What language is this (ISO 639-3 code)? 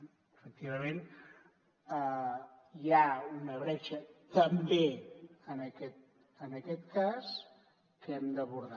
cat